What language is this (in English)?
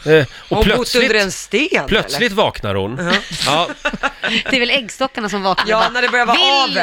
Swedish